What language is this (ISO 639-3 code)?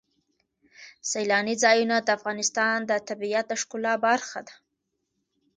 pus